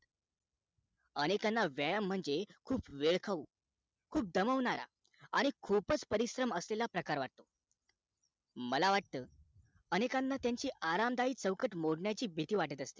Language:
Marathi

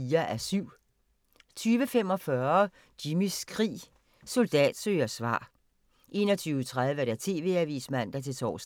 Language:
Danish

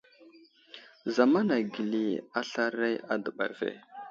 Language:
Wuzlam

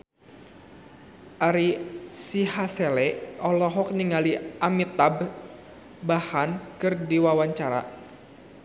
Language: Sundanese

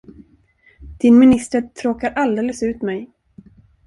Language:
Swedish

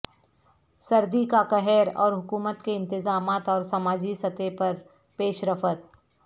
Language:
Urdu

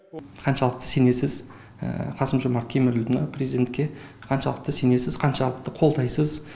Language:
Kazakh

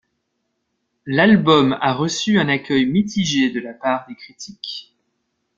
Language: French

